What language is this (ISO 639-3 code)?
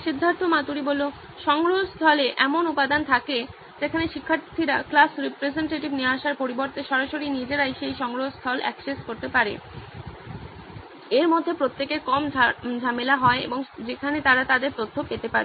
ben